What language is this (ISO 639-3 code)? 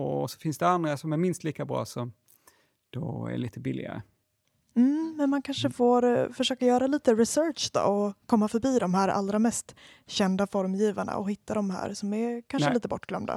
swe